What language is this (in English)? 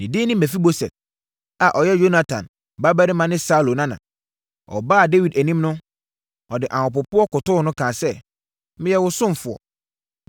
Akan